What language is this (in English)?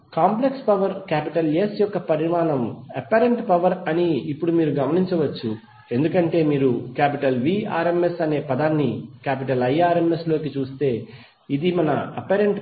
Telugu